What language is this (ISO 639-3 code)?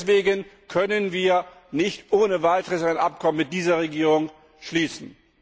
deu